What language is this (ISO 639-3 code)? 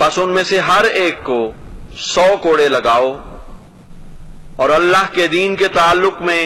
urd